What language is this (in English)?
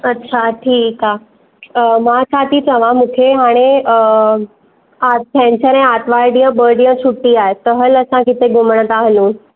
Sindhi